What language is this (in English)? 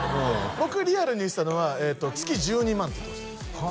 Japanese